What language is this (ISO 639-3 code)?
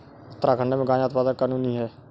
hin